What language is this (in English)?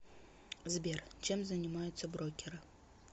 Russian